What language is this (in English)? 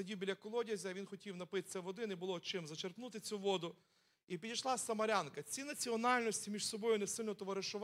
Ukrainian